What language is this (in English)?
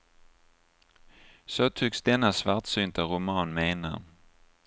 Swedish